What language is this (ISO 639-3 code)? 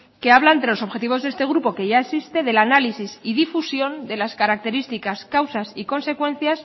spa